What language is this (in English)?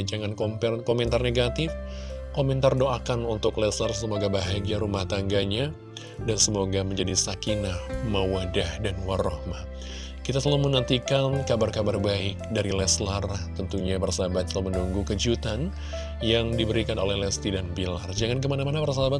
Indonesian